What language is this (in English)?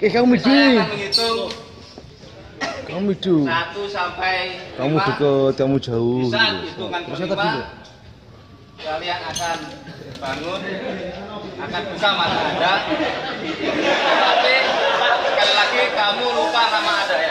Indonesian